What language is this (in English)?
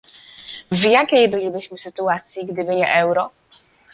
Polish